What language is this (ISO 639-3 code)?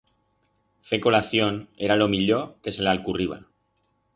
arg